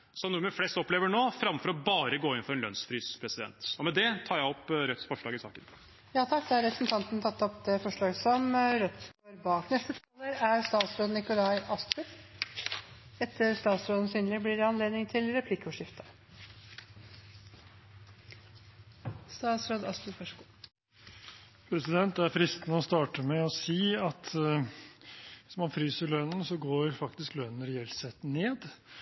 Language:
Norwegian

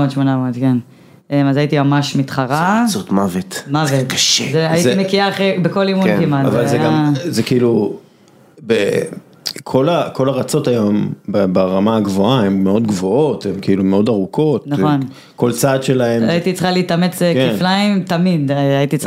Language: Hebrew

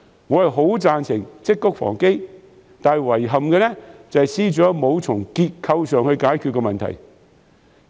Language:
Cantonese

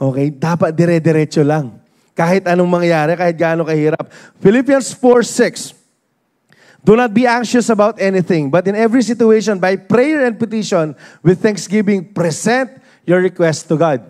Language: Filipino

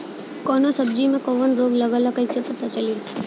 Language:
Bhojpuri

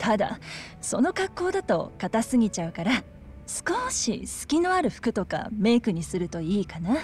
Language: Japanese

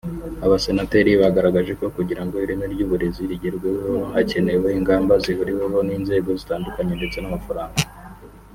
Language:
Kinyarwanda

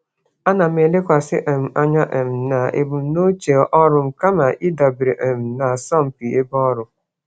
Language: Igbo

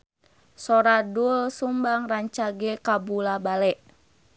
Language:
Sundanese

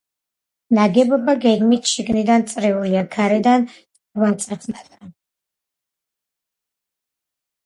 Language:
Georgian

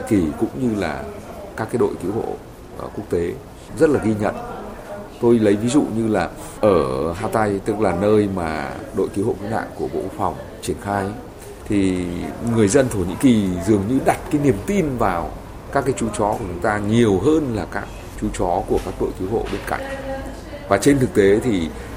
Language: Vietnamese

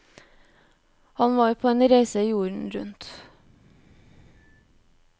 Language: Norwegian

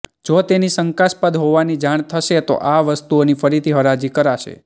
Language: Gujarati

